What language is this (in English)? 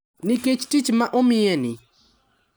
Luo (Kenya and Tanzania)